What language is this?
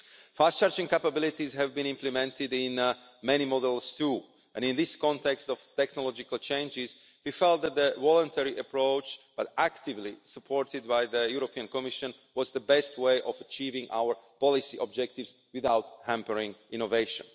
English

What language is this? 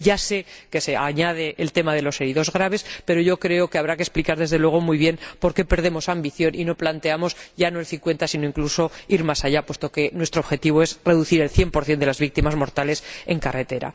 Spanish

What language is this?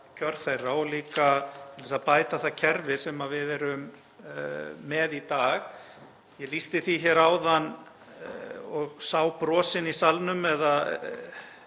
Icelandic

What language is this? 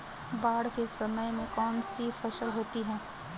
Hindi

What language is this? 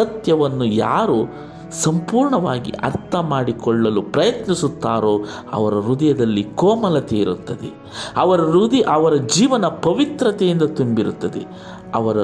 Kannada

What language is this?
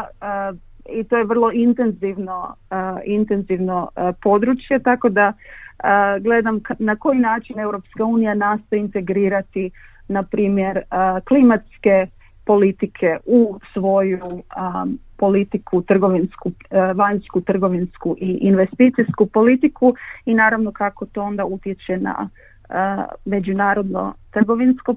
Croatian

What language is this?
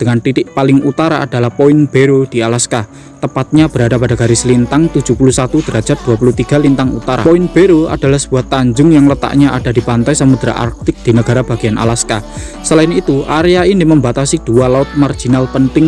Indonesian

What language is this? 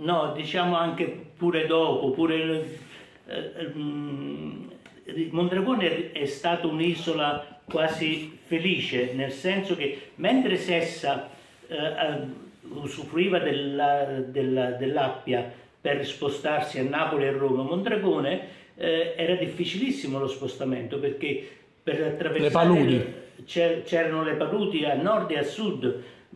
Italian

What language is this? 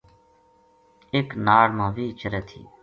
Gujari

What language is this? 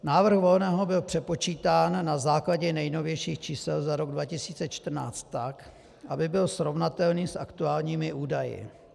Czech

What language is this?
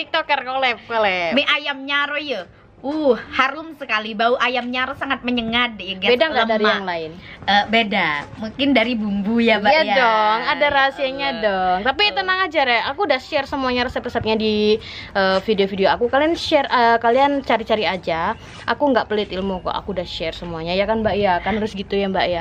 Indonesian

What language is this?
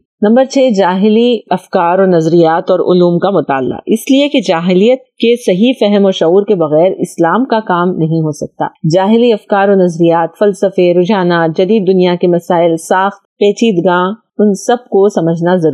Urdu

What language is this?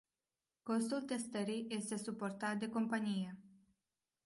Romanian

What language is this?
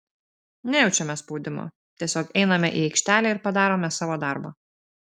Lithuanian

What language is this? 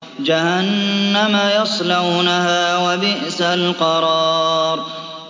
Arabic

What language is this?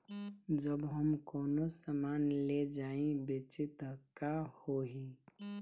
Bhojpuri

